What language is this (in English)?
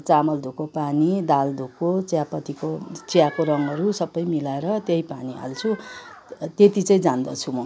Nepali